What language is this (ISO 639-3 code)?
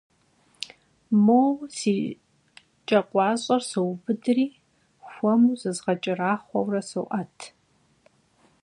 kbd